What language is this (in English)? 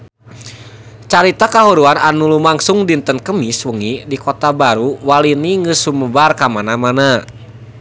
Sundanese